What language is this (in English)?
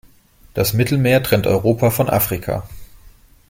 German